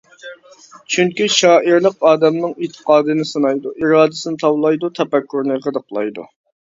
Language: Uyghur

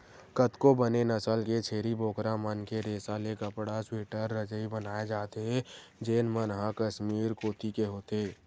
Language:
Chhattisgarhi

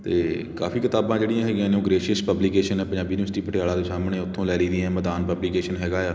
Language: Punjabi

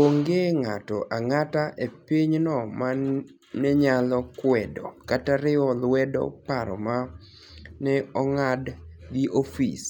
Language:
Luo (Kenya and Tanzania)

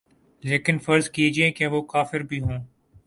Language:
Urdu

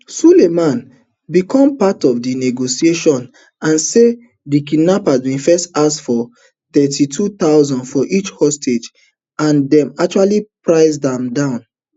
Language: Nigerian Pidgin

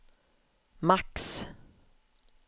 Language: Swedish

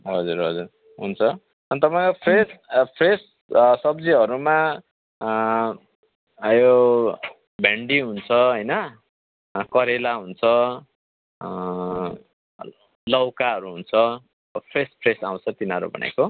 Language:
Nepali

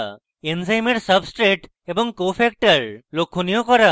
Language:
Bangla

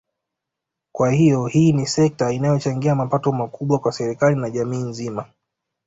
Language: Swahili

